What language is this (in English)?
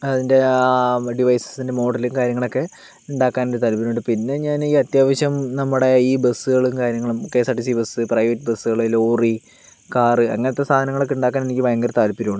Malayalam